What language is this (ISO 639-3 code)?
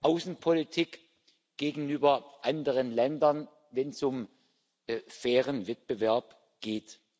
deu